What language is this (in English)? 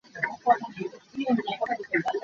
Hakha Chin